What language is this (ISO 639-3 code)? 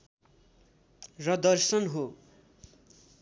nep